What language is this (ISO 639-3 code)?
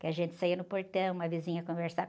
por